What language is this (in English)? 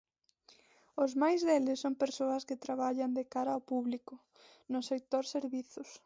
Galician